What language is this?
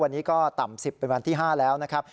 Thai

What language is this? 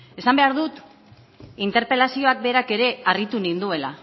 Basque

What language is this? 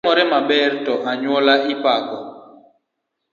Luo (Kenya and Tanzania)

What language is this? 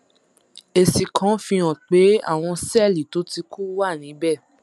Yoruba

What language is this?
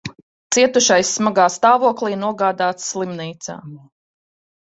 Latvian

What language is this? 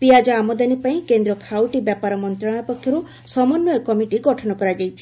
Odia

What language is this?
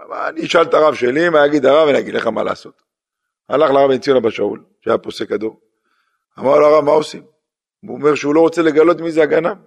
Hebrew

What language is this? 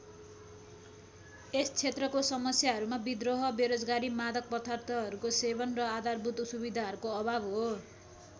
Nepali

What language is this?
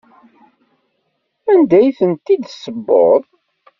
Kabyle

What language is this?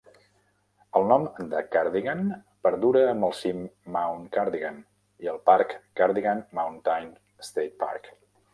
Catalan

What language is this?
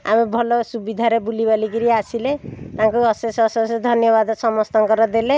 Odia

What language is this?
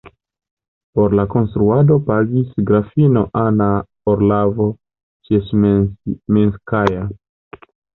Esperanto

